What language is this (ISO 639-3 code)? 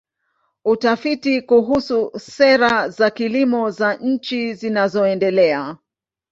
swa